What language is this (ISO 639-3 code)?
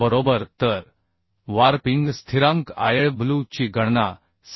mar